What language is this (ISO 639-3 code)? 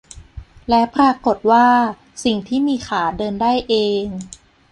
tha